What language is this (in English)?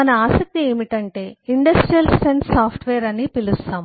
Telugu